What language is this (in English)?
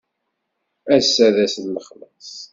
Kabyle